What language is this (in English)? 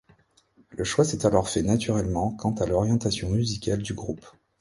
French